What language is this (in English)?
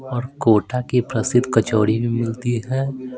Hindi